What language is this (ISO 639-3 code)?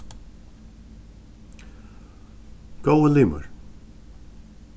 fao